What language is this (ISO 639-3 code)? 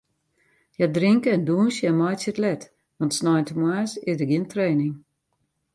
fry